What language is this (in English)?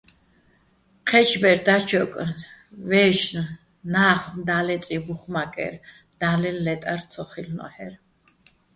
Bats